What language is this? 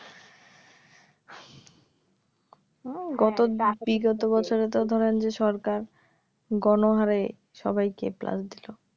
Bangla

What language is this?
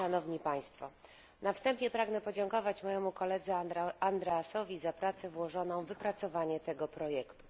Polish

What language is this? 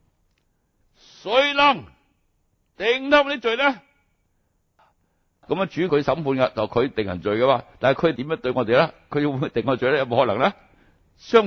Chinese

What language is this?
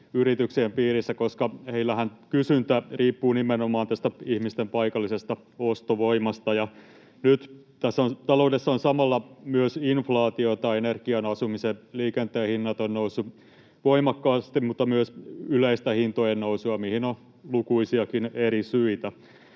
Finnish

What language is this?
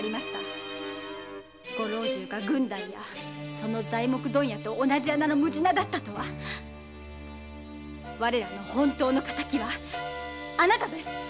Japanese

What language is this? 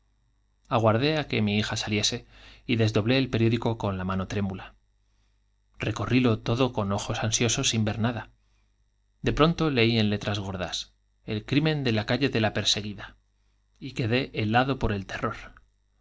Spanish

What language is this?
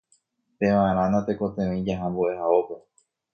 Guarani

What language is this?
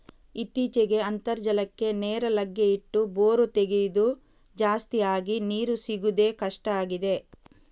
Kannada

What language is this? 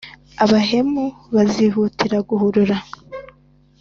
Kinyarwanda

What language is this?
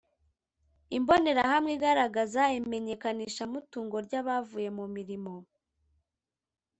Kinyarwanda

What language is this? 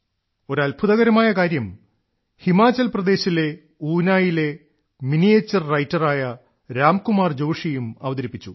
Malayalam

